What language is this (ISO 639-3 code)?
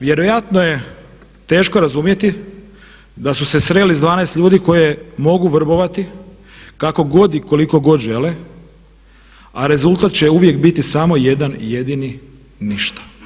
hrv